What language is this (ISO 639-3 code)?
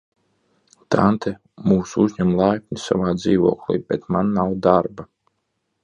lav